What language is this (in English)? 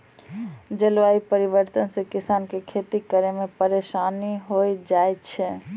Maithili